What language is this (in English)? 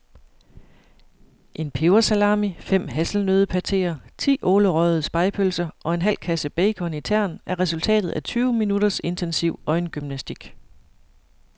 Danish